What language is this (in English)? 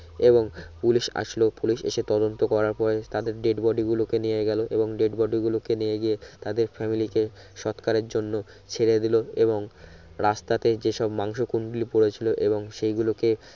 Bangla